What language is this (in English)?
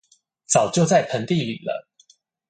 Chinese